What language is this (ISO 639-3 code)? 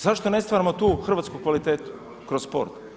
hrv